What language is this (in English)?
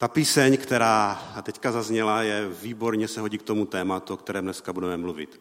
Czech